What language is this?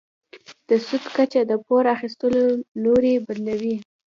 Pashto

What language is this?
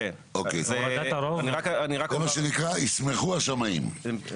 Hebrew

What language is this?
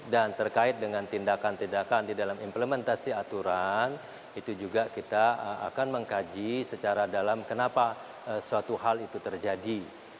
Indonesian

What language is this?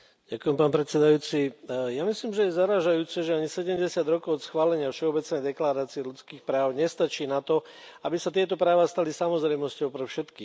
Slovak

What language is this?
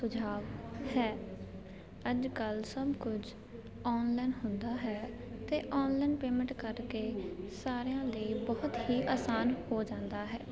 Punjabi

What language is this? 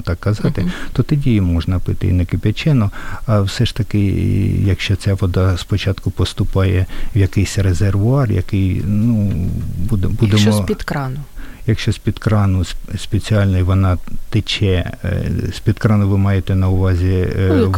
Ukrainian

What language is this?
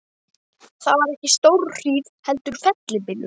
Icelandic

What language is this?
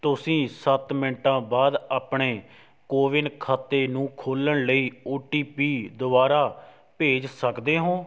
Punjabi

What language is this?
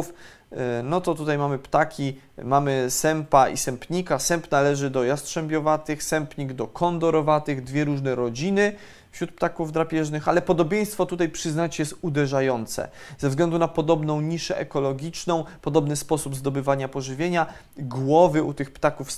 Polish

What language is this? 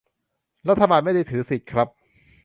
Thai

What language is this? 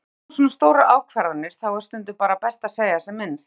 Icelandic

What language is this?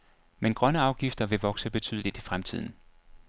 Danish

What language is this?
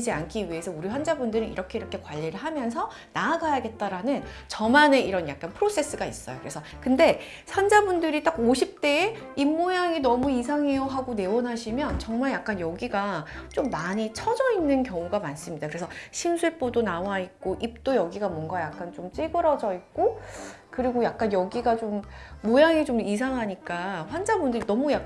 Korean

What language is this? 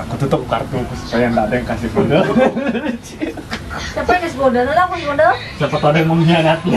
Indonesian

